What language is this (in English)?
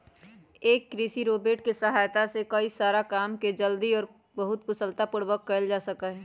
Magahi